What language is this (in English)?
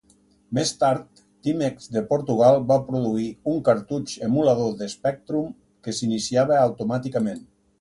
Catalan